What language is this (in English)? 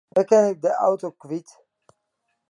Western Frisian